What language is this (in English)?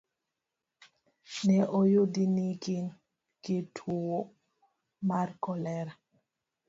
Luo (Kenya and Tanzania)